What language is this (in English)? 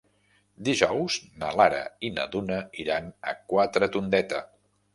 Catalan